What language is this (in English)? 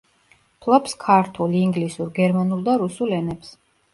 Georgian